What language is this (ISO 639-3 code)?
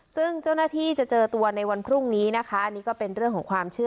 tha